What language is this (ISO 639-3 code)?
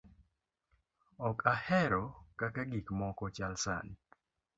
luo